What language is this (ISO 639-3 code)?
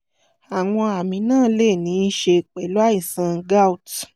yor